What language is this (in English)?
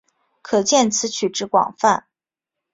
Chinese